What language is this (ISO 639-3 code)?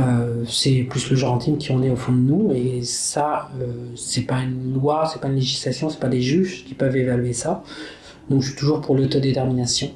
fra